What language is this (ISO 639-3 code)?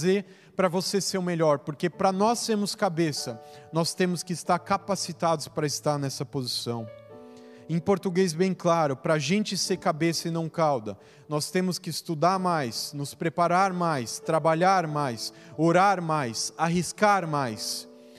por